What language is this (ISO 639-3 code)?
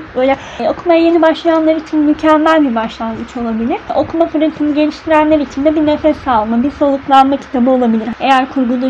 tur